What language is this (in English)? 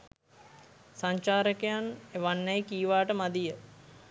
Sinhala